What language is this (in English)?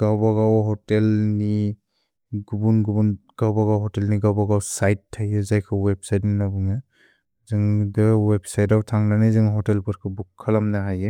Bodo